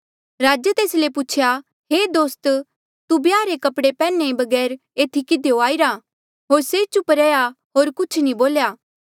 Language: Mandeali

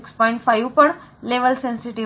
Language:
Marathi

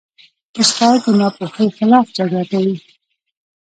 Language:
Pashto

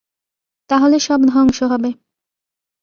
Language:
Bangla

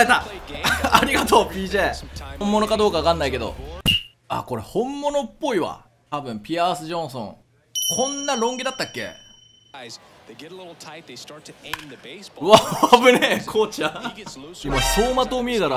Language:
Japanese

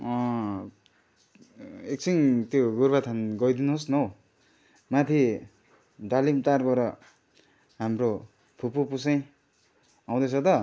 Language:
Nepali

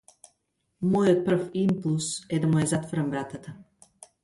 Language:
Macedonian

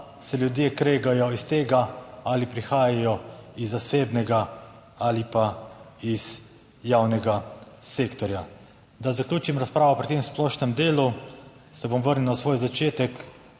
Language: Slovenian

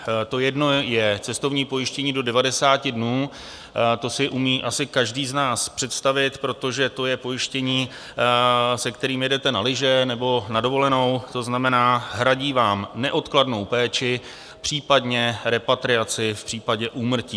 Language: Czech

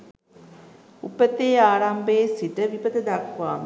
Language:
Sinhala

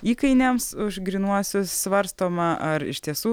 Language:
Lithuanian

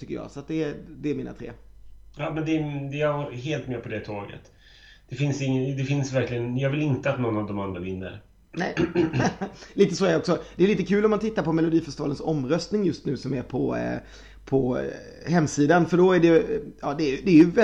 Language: Swedish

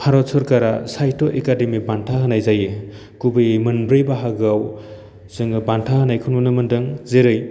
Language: Bodo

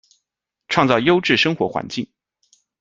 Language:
Chinese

